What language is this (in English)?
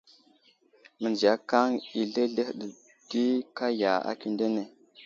Wuzlam